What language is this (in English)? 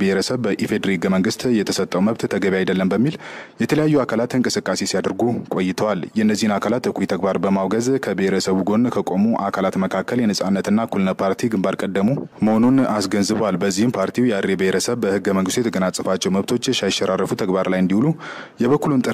Turkish